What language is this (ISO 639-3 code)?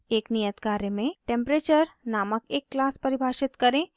hin